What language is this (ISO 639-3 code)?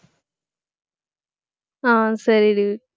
tam